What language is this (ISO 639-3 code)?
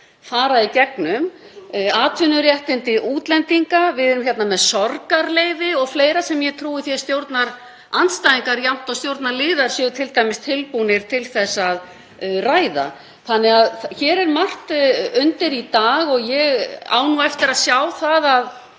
isl